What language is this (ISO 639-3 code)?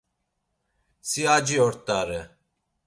lzz